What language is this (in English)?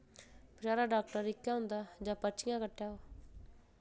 Dogri